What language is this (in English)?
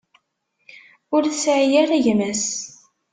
Kabyle